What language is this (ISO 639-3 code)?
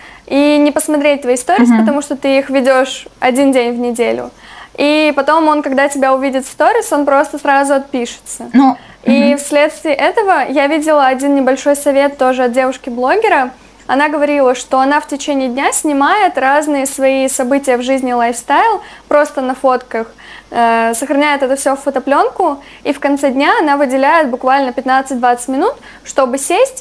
rus